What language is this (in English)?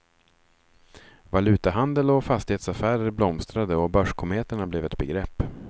Swedish